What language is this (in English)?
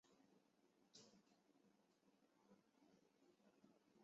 Chinese